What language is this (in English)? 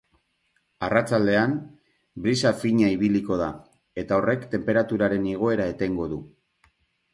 Basque